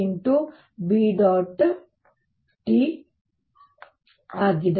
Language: Kannada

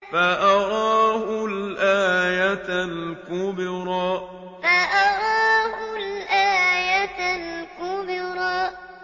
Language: Arabic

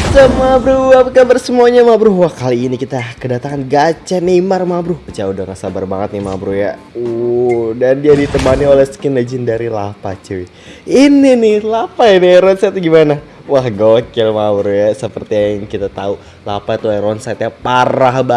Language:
Indonesian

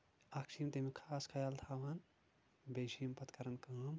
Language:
Kashmiri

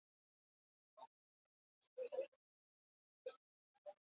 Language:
Basque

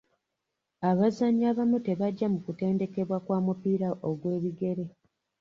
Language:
Ganda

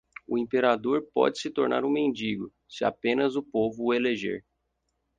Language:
Portuguese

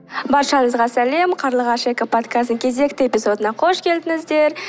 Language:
Kazakh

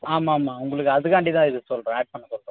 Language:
Tamil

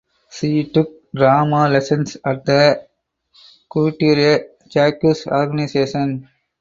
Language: English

